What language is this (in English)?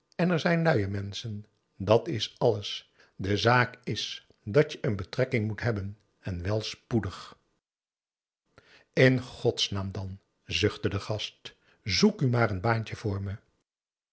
Dutch